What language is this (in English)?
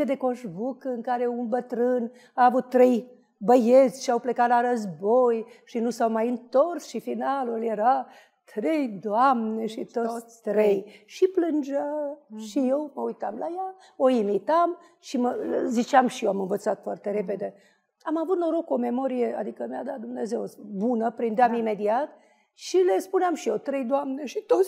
Romanian